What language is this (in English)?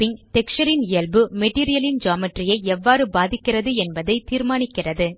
Tamil